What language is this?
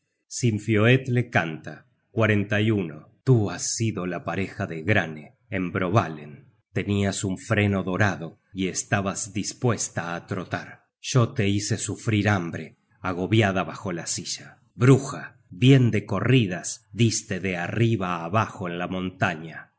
Spanish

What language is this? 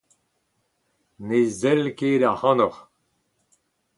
Breton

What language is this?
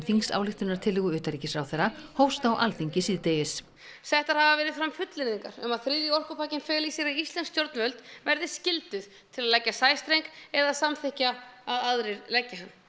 Icelandic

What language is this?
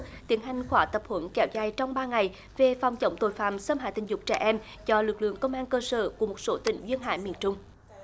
Vietnamese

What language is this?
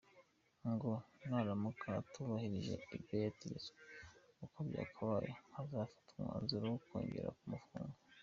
Kinyarwanda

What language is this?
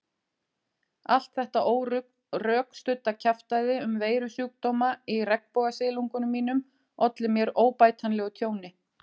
Icelandic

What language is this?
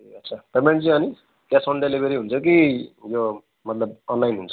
Nepali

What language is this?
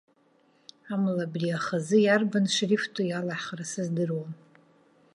Abkhazian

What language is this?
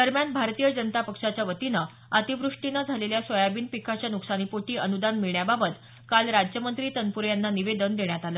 Marathi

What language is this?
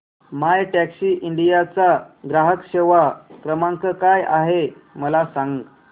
Marathi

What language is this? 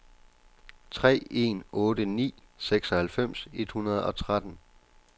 Danish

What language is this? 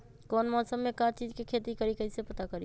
Magahi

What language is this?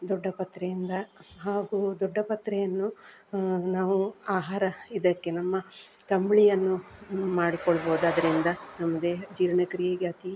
Kannada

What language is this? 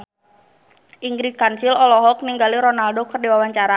Sundanese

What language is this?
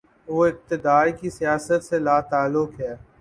Urdu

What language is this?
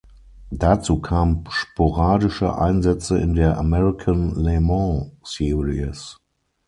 German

